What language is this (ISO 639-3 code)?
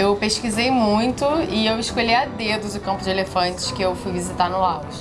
por